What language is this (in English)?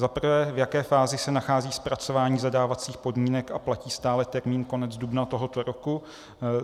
Czech